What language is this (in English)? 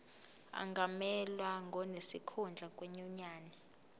Zulu